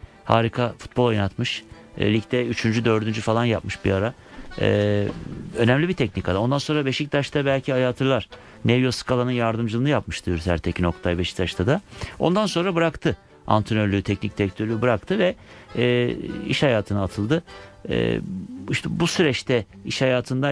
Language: Turkish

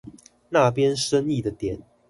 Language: Chinese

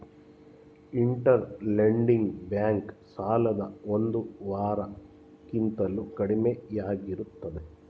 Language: Kannada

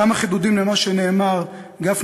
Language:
Hebrew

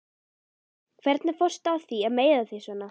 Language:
Icelandic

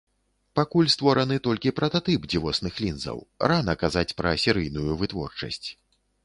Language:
Belarusian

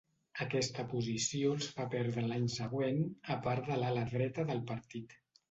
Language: Catalan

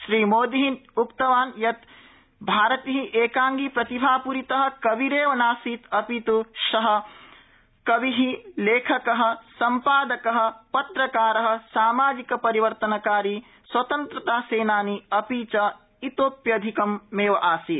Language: Sanskrit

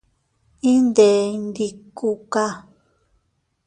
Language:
Teutila Cuicatec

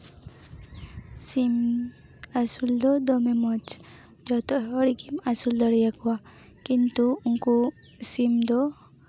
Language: Santali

